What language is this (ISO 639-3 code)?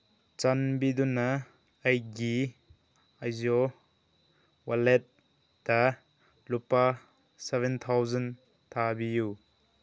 mni